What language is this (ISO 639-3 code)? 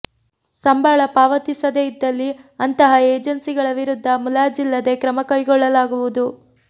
kan